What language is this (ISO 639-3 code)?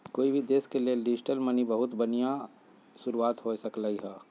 mag